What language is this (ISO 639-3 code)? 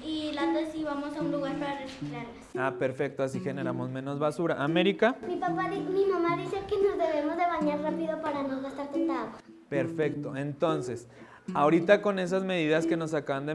spa